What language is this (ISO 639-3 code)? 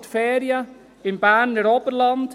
gsw